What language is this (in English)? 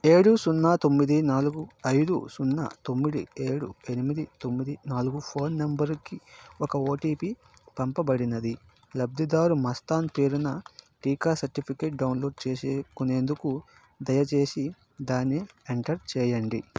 Telugu